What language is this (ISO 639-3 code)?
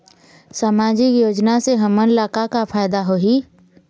hne